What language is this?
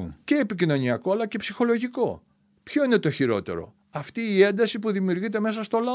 Greek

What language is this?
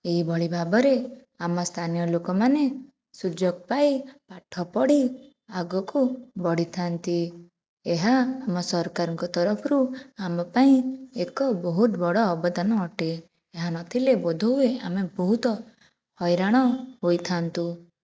Odia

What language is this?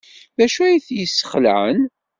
Kabyle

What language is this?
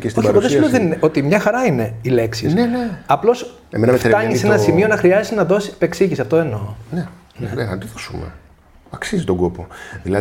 Greek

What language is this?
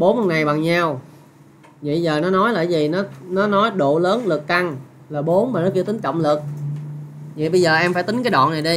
Vietnamese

